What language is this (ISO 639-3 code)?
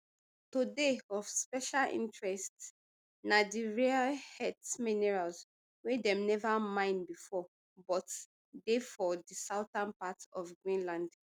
pcm